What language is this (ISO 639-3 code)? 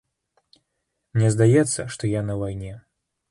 bel